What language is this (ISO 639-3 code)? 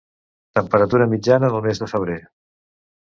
cat